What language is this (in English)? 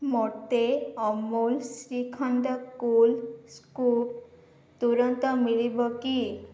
Odia